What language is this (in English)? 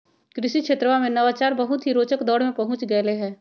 Magahi